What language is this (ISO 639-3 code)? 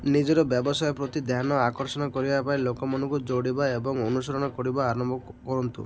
ori